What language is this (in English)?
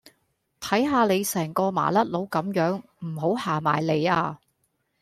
Cantonese